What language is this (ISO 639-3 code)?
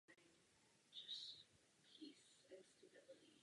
ces